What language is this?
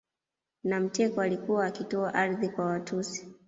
Swahili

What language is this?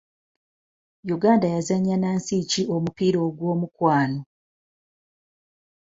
Ganda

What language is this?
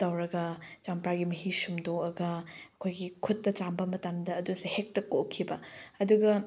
Manipuri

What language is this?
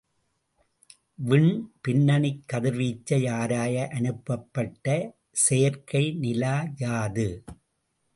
Tamil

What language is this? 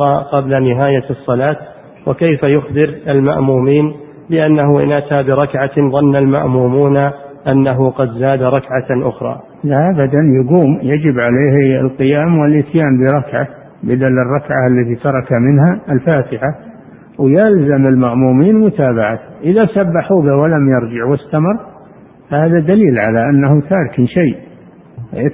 Arabic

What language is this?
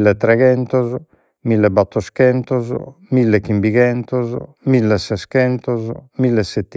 Sardinian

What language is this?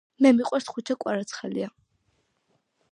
Georgian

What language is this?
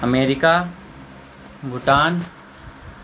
Maithili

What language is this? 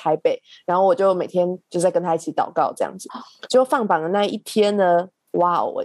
Chinese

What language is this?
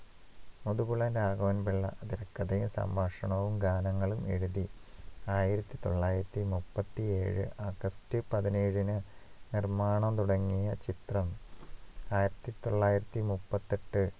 Malayalam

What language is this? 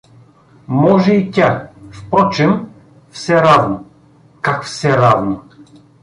Bulgarian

